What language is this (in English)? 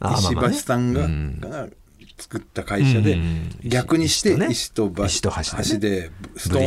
Japanese